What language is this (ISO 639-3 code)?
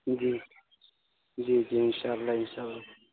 urd